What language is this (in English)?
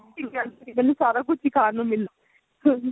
Punjabi